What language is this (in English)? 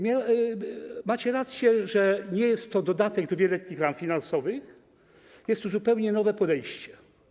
Polish